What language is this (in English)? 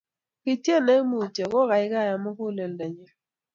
Kalenjin